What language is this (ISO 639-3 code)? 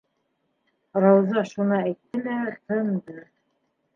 bak